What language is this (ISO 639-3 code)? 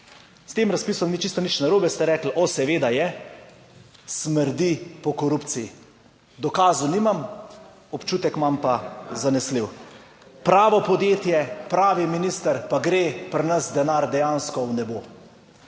slv